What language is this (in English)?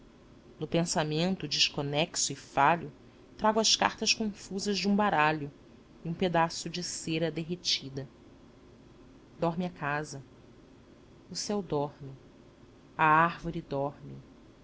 Portuguese